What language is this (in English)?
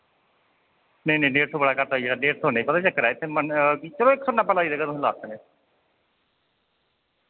Dogri